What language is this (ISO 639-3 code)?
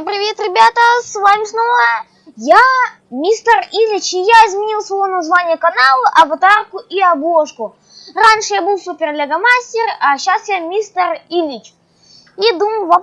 rus